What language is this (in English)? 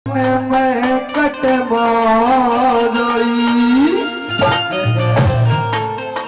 Turkish